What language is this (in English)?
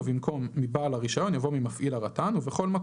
Hebrew